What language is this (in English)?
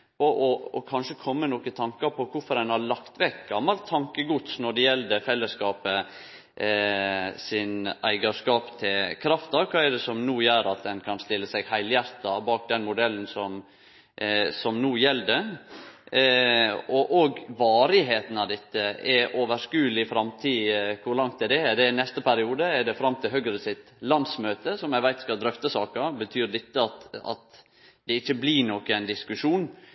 Norwegian Nynorsk